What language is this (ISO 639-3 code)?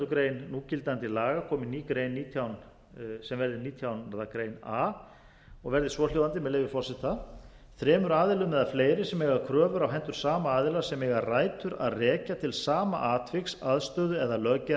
isl